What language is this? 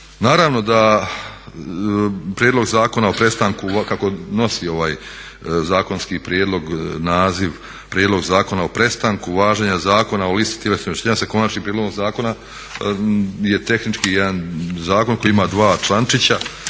Croatian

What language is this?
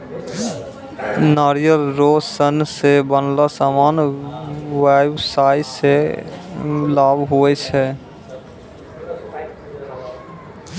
Maithili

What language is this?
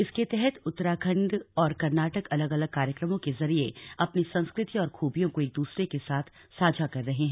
Hindi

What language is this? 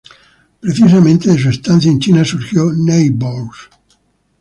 Spanish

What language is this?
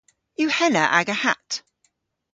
Cornish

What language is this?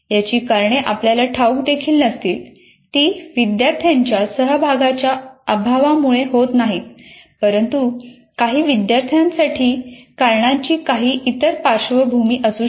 Marathi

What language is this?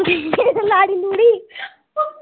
Dogri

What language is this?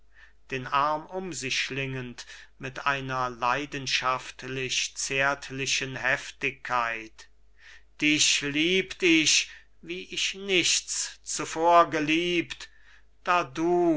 German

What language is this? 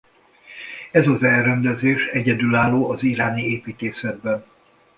Hungarian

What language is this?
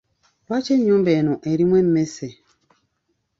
Ganda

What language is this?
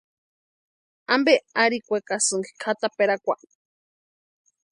Western Highland Purepecha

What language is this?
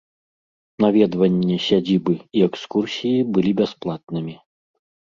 Belarusian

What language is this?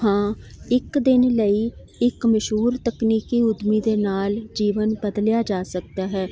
Punjabi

